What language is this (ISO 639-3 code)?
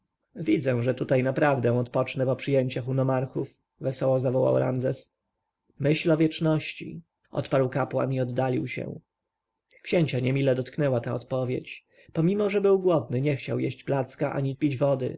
pol